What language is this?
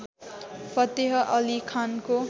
Nepali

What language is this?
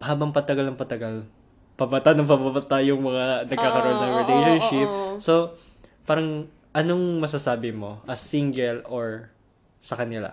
Filipino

